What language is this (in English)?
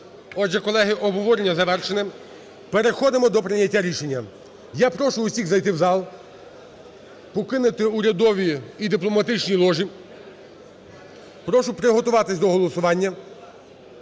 Ukrainian